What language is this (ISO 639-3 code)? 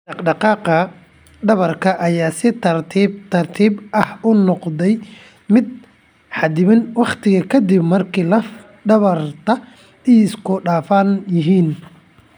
som